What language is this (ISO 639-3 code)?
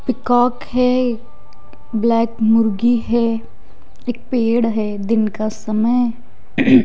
hin